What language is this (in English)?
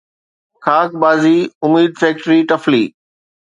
Sindhi